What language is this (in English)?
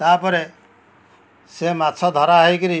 Odia